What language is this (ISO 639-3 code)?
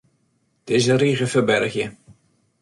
fry